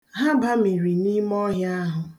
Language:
Igbo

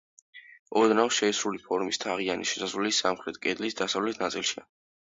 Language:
Georgian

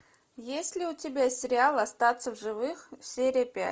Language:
Russian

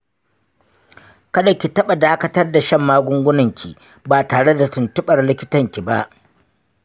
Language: Hausa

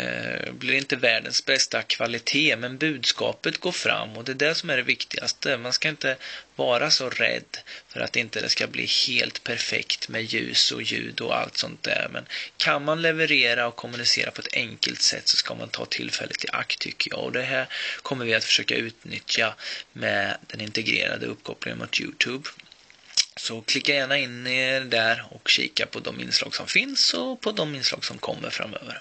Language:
Swedish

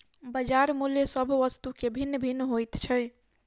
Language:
Maithili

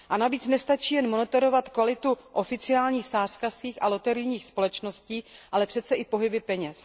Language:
Czech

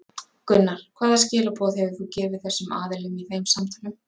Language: Icelandic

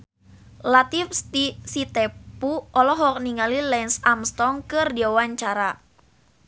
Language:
Sundanese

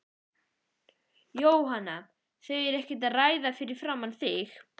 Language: Icelandic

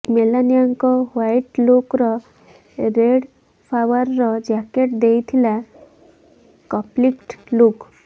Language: Odia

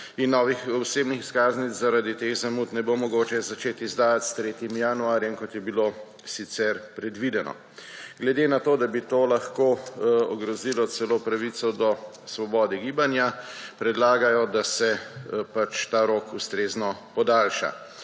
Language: Slovenian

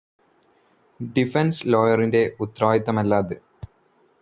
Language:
Malayalam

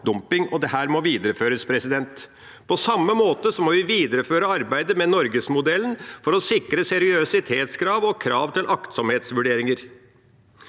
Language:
Norwegian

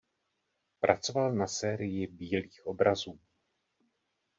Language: Czech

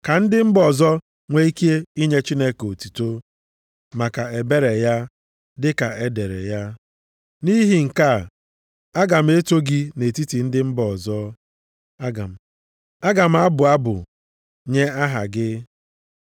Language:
Igbo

